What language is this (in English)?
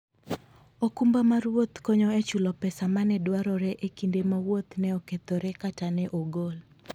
Luo (Kenya and Tanzania)